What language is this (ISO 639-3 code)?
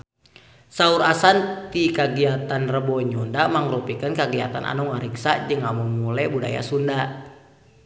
sun